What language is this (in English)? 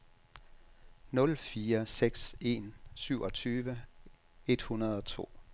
Danish